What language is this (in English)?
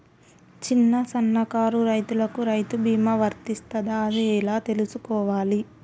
Telugu